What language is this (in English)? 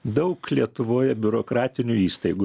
Lithuanian